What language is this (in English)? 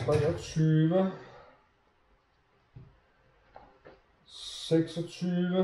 Danish